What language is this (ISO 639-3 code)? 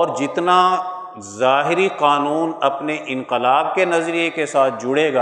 urd